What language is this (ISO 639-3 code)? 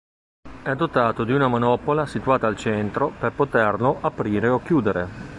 ita